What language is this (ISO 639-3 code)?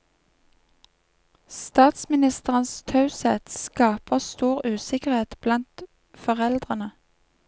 nor